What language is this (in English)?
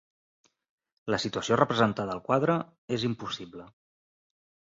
Catalan